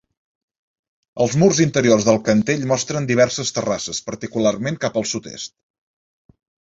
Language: Catalan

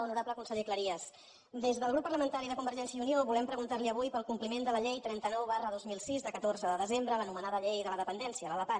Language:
Catalan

